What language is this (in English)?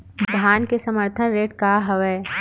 Chhattisgarhi